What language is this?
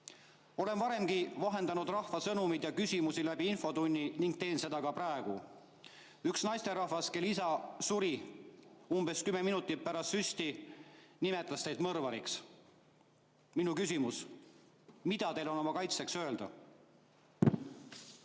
Estonian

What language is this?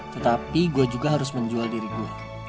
Indonesian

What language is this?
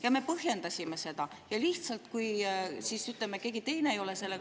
Estonian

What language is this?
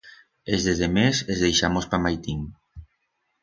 Aragonese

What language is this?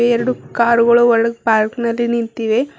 Kannada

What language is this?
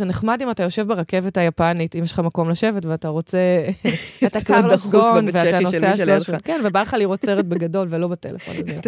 Hebrew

